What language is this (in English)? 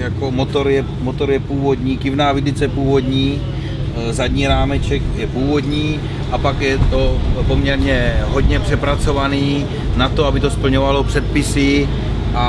Czech